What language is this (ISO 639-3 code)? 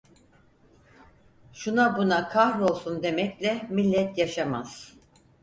tur